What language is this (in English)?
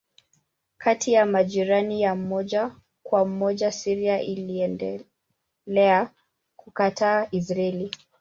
Swahili